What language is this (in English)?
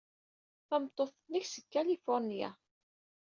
Kabyle